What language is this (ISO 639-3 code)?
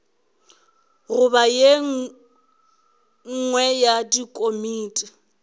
nso